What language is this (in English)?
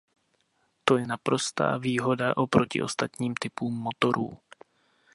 Czech